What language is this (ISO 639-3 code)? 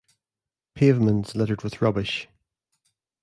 eng